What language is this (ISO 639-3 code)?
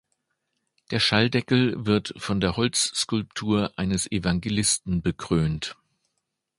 deu